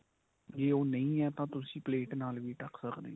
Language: Punjabi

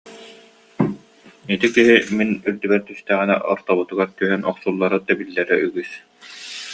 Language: Yakut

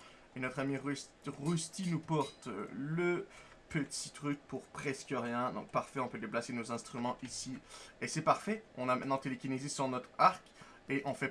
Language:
French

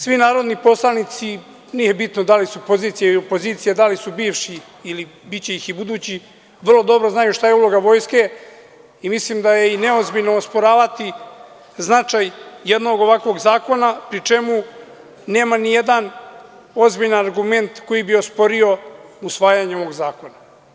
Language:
Serbian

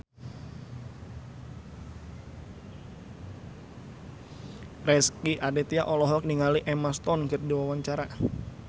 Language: Sundanese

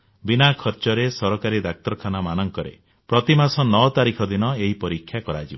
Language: Odia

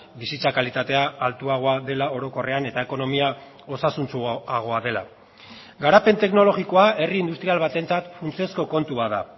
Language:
Basque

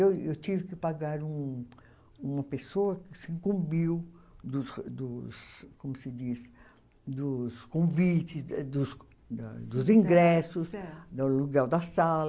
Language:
Portuguese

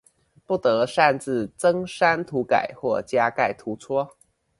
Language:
Chinese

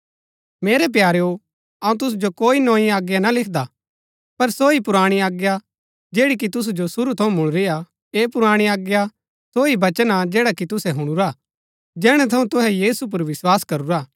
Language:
Gaddi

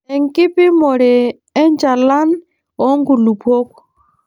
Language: Masai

